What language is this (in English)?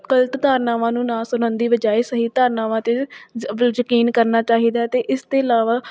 Punjabi